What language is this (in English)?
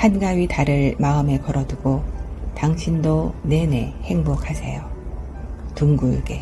Korean